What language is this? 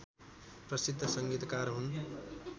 Nepali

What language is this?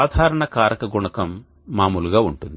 Telugu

